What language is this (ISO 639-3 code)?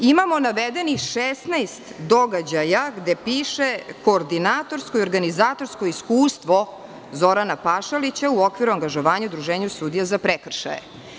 srp